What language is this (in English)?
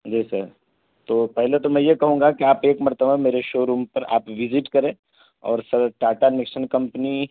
Urdu